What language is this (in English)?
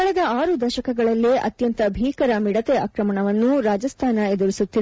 Kannada